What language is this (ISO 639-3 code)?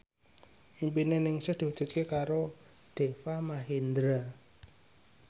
jav